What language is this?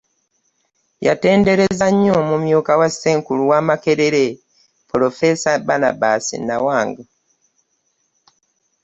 Ganda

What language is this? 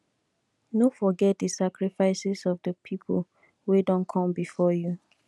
Nigerian Pidgin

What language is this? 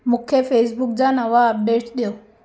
Sindhi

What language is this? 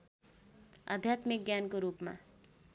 Nepali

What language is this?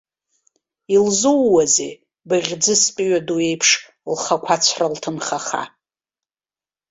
Abkhazian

